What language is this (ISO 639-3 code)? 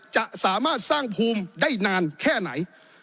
tha